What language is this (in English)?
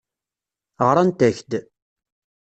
Kabyle